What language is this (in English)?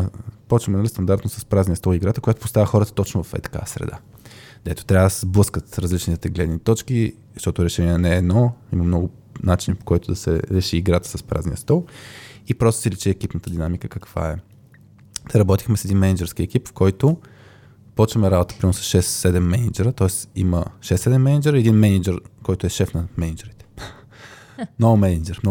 Bulgarian